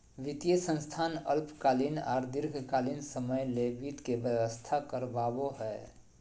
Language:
Magahi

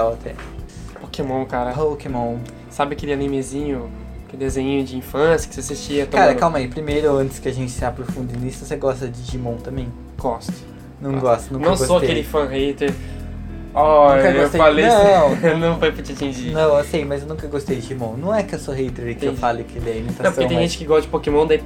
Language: Portuguese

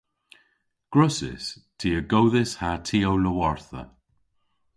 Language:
Cornish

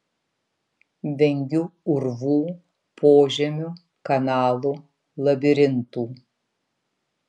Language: Lithuanian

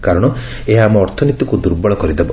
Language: Odia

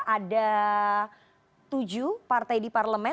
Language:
Indonesian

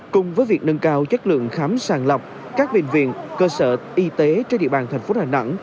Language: Vietnamese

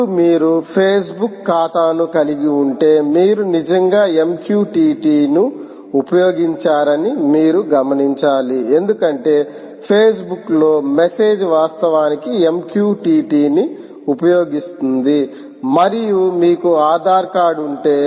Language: Telugu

